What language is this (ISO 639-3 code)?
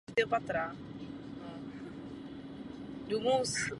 ces